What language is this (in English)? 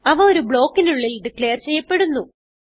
Malayalam